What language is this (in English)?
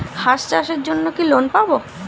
Bangla